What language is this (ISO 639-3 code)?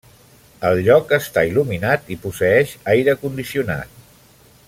cat